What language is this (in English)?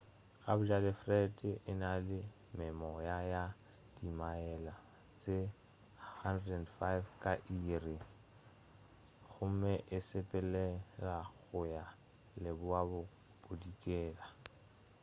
Northern Sotho